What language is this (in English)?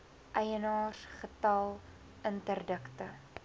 Afrikaans